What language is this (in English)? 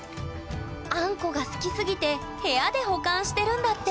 Japanese